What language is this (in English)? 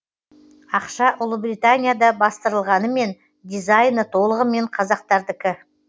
Kazakh